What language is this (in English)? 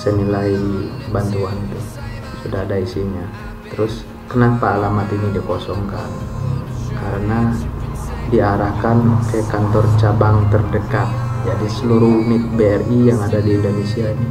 Indonesian